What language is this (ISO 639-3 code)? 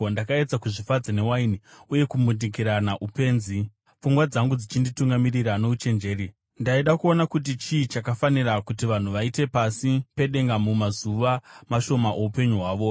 sna